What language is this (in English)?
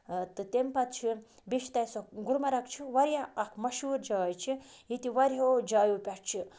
Kashmiri